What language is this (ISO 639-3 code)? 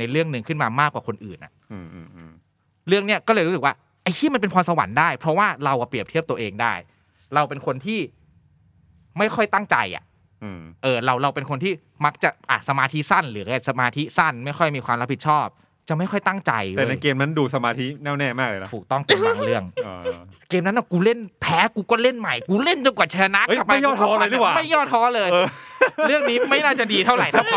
tha